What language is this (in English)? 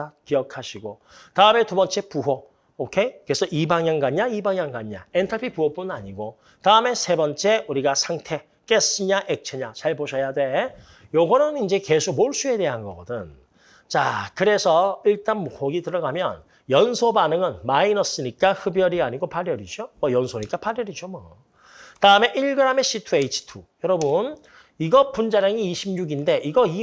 Korean